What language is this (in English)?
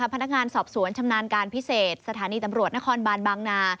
Thai